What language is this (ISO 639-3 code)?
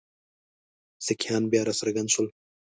pus